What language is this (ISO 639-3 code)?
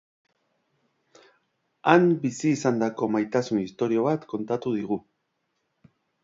eus